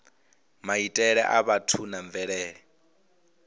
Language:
Venda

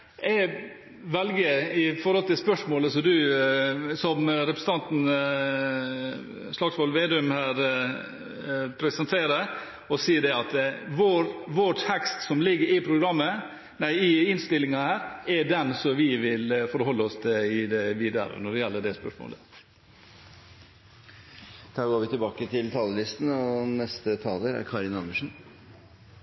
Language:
Norwegian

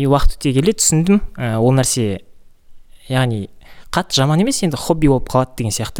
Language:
Russian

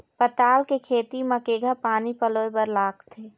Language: Chhattisgarhi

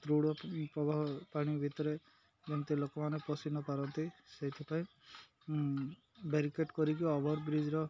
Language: Odia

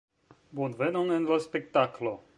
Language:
Esperanto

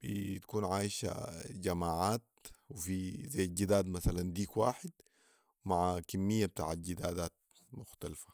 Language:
Sudanese Arabic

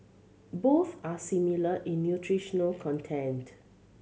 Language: English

